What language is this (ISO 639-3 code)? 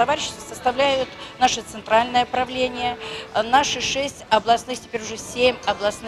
rus